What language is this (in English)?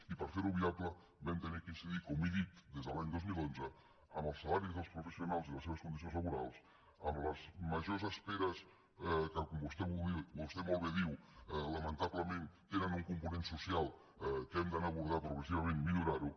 Catalan